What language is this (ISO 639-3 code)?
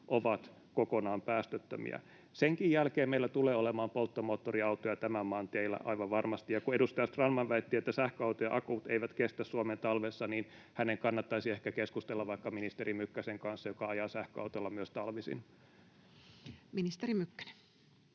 fin